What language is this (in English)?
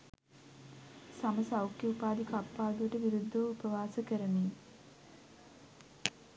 Sinhala